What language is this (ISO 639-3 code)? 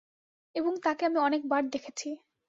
ben